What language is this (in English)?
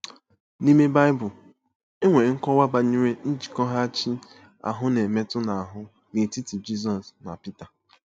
Igbo